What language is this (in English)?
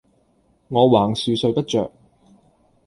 Cantonese